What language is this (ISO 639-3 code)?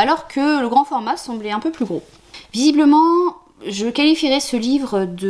fra